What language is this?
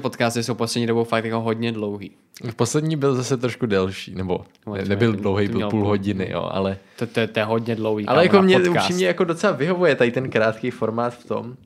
Czech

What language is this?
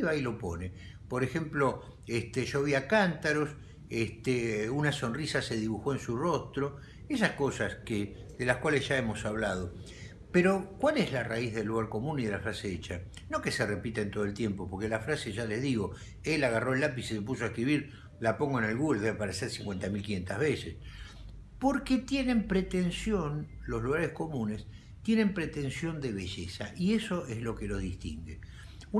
Spanish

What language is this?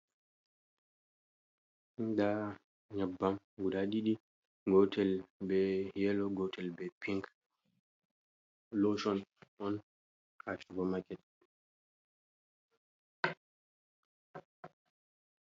Fula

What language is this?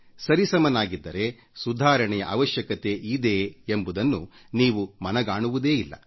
Kannada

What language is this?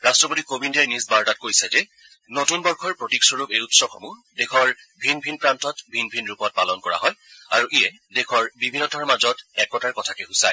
Assamese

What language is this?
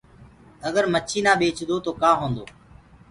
Gurgula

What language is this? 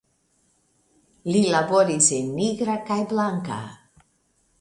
Esperanto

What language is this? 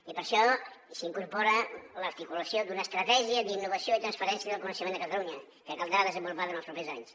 Catalan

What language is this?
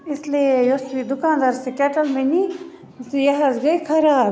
Kashmiri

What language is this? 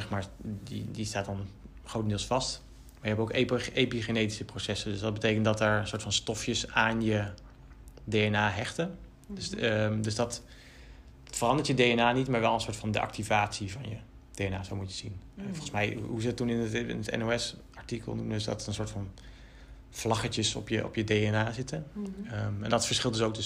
Dutch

